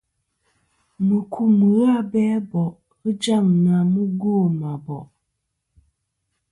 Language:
Kom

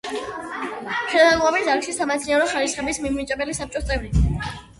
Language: Georgian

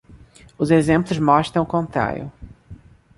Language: Portuguese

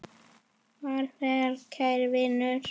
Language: Icelandic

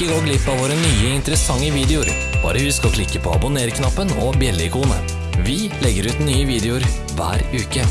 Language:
Norwegian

